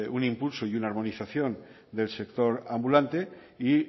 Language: Spanish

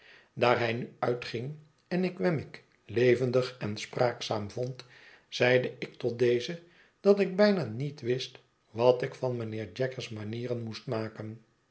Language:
Dutch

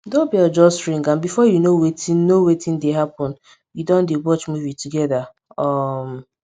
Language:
Nigerian Pidgin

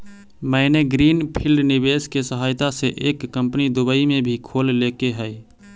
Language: Magahi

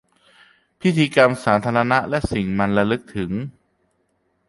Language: Thai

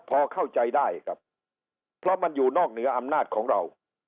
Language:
Thai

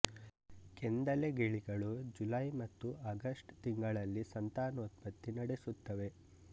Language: Kannada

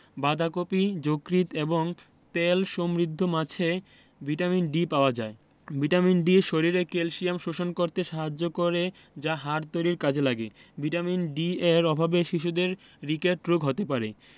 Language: Bangla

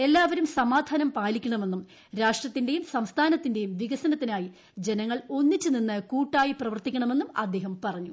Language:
Malayalam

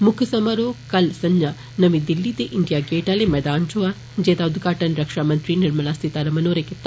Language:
Dogri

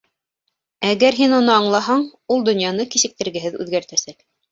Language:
Bashkir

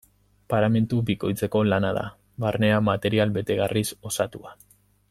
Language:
Basque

